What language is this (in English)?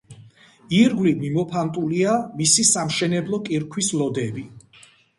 Georgian